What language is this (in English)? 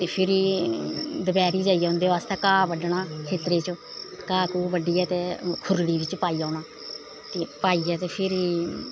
Dogri